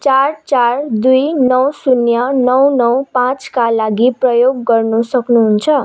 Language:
Nepali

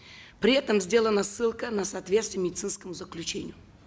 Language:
Kazakh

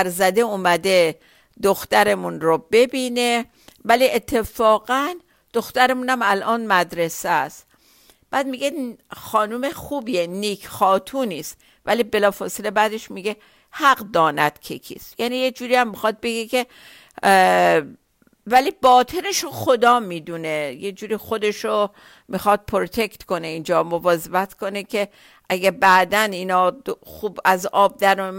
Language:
Persian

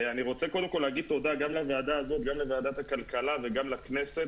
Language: Hebrew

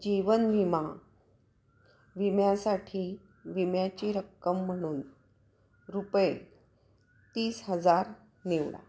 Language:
Marathi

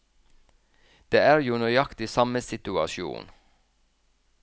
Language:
Norwegian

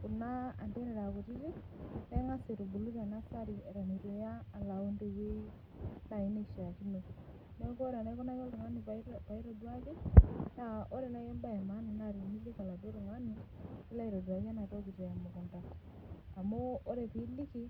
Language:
Masai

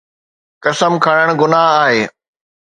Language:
Sindhi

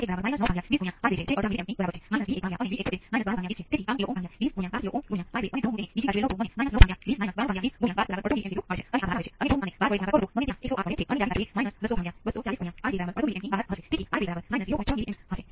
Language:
Gujarati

